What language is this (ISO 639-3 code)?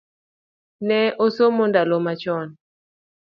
luo